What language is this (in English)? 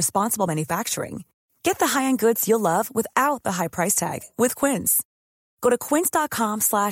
Swedish